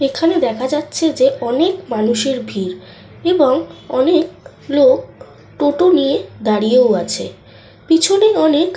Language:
Bangla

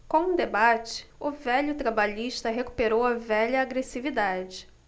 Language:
Portuguese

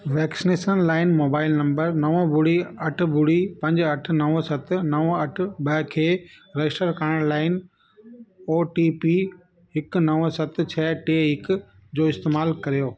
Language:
Sindhi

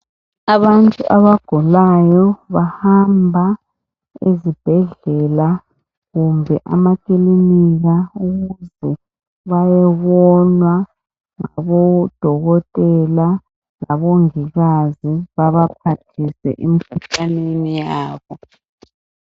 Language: North Ndebele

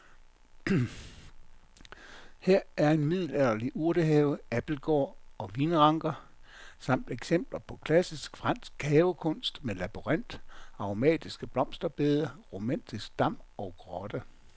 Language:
Danish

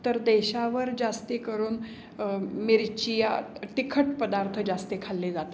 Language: Marathi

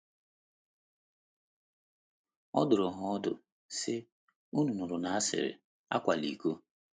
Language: Igbo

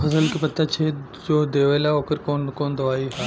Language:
Bhojpuri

